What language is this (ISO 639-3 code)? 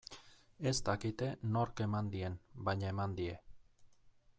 eus